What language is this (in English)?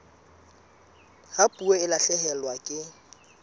Southern Sotho